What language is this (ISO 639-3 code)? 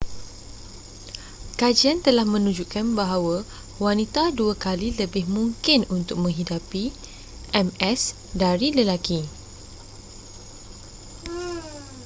msa